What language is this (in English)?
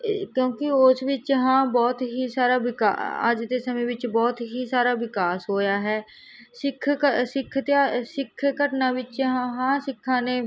Punjabi